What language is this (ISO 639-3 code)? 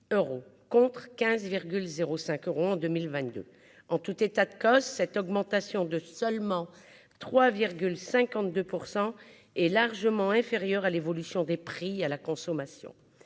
fra